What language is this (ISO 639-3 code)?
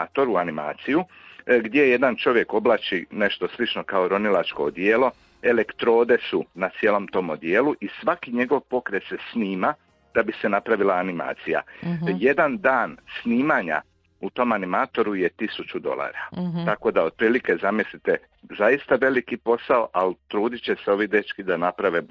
hrv